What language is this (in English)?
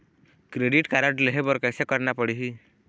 Chhattisgarhi